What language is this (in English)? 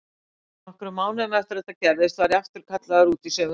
Icelandic